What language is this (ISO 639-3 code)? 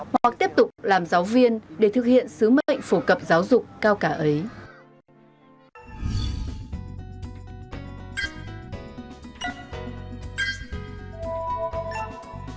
vie